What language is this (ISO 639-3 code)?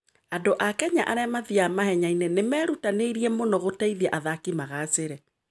kik